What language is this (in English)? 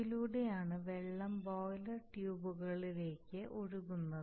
Malayalam